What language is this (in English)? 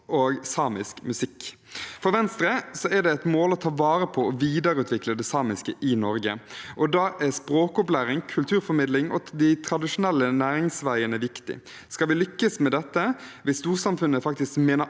Norwegian